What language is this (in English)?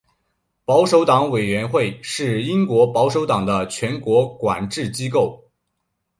Chinese